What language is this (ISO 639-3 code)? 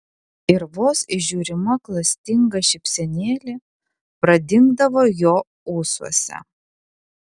lit